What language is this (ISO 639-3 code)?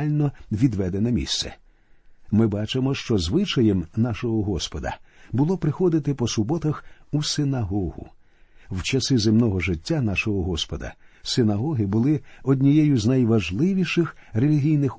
ukr